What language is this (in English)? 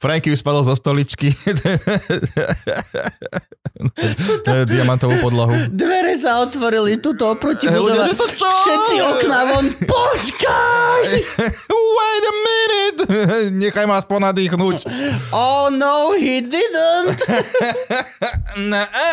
Slovak